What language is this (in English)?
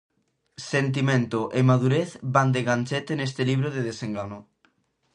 Galician